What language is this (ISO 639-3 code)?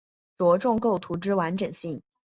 zho